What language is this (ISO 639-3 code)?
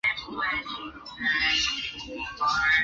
zho